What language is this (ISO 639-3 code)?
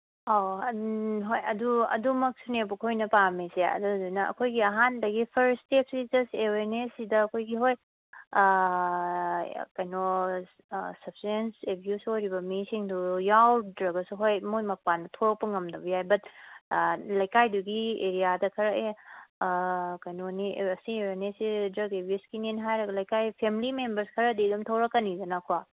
mni